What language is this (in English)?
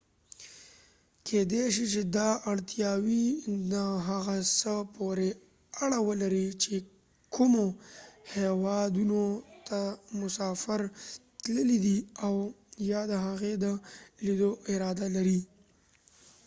Pashto